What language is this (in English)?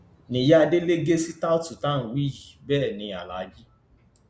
Yoruba